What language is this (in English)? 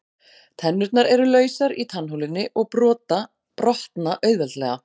Icelandic